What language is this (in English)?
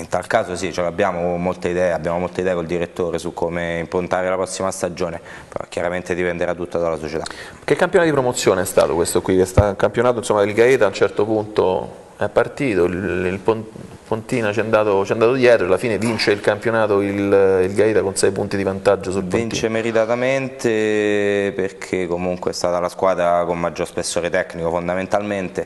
Italian